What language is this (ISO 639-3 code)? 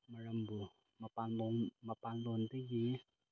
mni